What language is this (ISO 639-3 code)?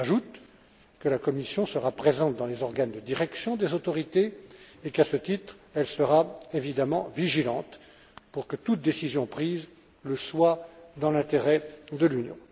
fra